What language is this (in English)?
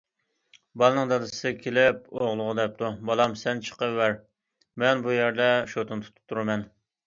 Uyghur